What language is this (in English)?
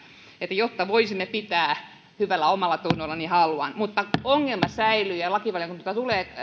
Finnish